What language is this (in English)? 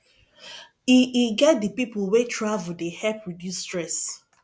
Nigerian Pidgin